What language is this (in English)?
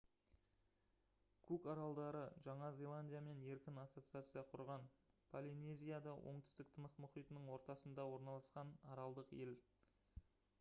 Kazakh